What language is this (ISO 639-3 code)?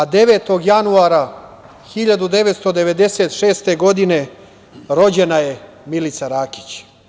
srp